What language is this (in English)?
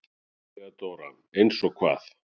Icelandic